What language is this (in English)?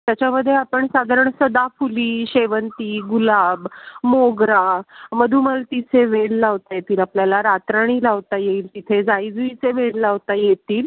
Marathi